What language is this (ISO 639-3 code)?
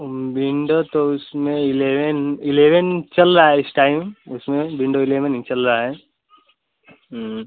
hin